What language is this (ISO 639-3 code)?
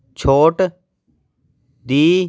pan